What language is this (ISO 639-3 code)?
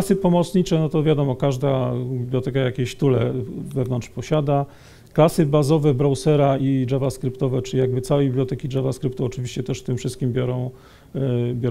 pol